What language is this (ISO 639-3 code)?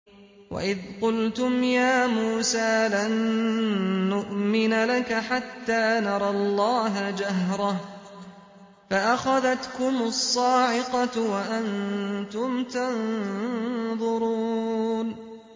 ara